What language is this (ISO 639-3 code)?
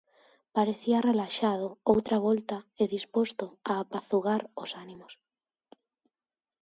glg